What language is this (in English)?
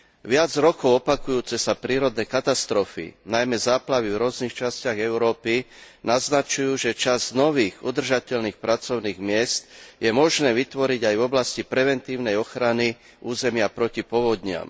Slovak